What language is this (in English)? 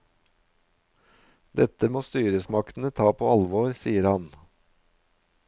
Norwegian